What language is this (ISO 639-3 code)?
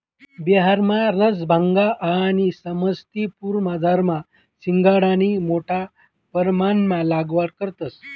mar